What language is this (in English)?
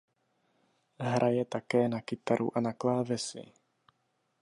Czech